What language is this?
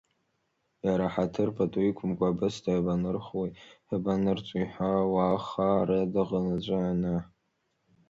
Abkhazian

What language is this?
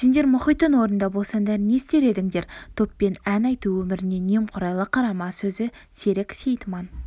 Kazakh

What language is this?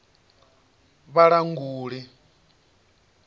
Venda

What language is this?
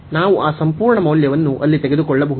Kannada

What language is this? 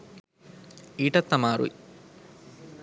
Sinhala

